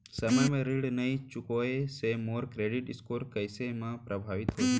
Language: Chhattisgarhi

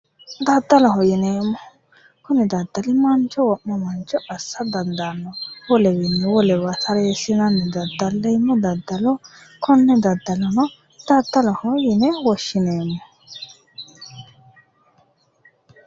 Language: Sidamo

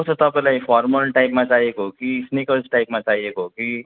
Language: Nepali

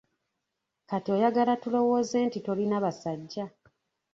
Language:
Ganda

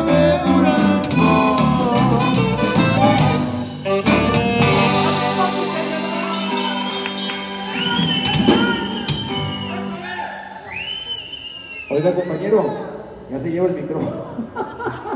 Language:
Spanish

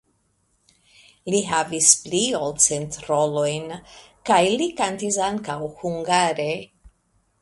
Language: Esperanto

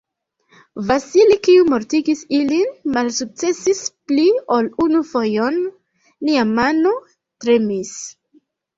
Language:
Esperanto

